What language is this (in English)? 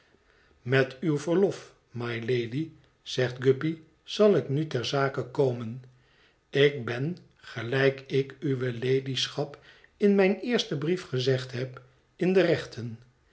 Dutch